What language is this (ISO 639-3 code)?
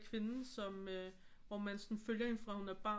dan